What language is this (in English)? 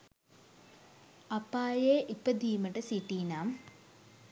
Sinhala